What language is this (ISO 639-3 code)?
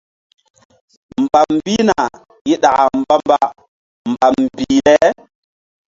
mdd